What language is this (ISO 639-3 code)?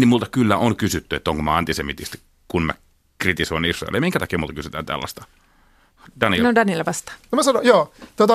fin